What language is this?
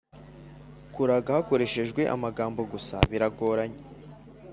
Kinyarwanda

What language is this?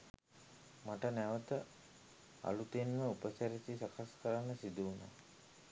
Sinhala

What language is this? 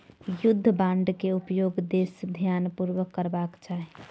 Maithili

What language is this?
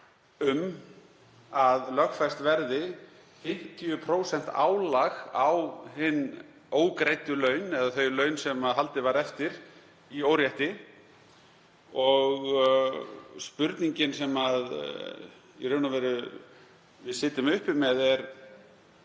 Icelandic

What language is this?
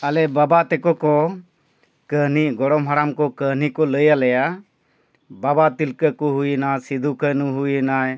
Santali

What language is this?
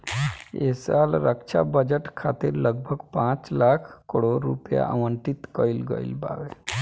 Bhojpuri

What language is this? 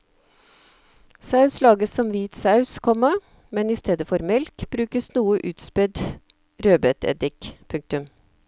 Norwegian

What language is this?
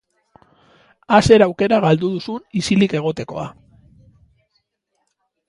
Basque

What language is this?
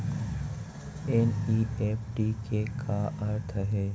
Chhattisgarhi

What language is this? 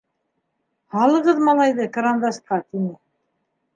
Bashkir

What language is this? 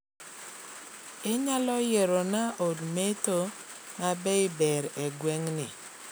Luo (Kenya and Tanzania)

